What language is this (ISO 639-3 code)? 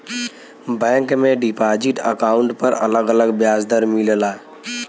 bho